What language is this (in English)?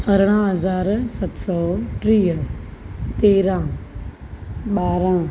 Sindhi